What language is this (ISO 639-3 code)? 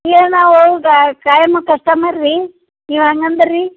kan